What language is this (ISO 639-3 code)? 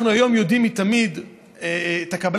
heb